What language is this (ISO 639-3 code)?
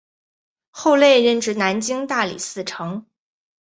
zho